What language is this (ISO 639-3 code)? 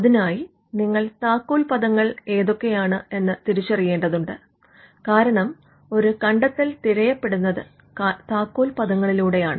mal